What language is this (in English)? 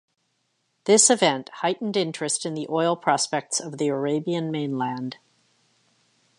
English